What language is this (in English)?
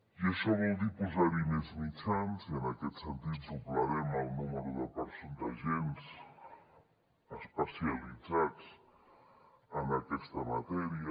Catalan